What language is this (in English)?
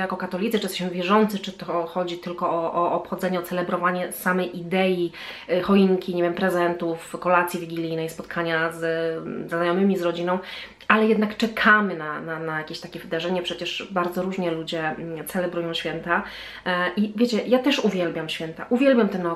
Polish